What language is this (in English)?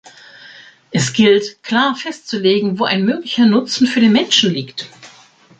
German